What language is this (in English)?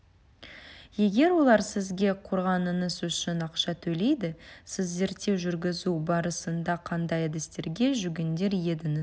Kazakh